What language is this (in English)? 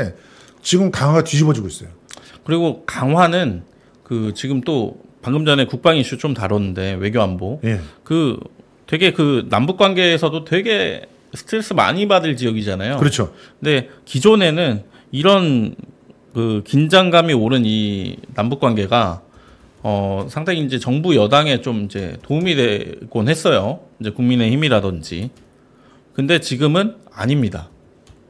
Korean